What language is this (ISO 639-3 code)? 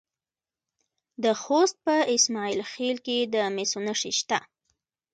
pus